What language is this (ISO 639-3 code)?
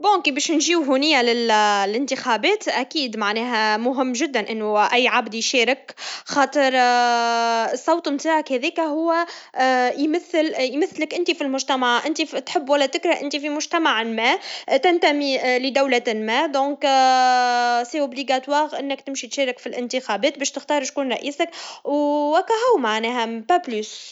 aeb